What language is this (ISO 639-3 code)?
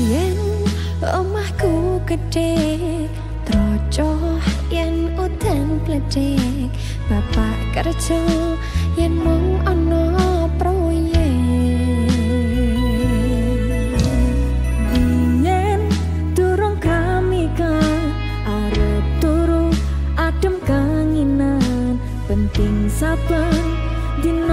ind